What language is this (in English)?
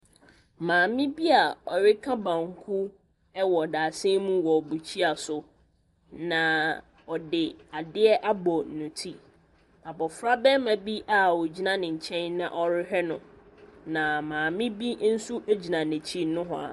Akan